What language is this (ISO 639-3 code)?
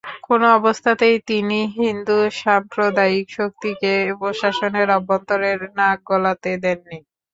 ben